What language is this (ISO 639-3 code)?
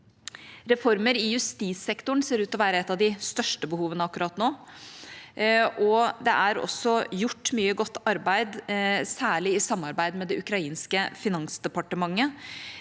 nor